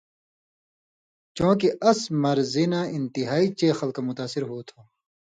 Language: Indus Kohistani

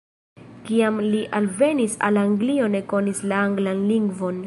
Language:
Esperanto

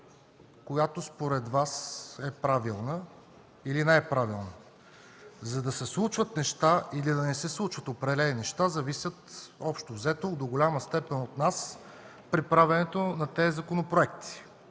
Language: Bulgarian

